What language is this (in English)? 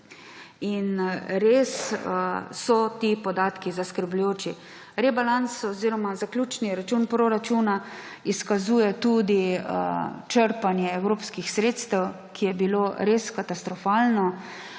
Slovenian